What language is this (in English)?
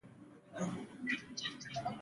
Pashto